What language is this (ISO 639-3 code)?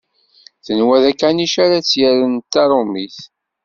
kab